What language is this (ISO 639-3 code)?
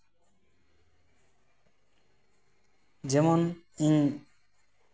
sat